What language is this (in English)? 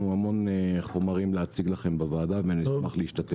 Hebrew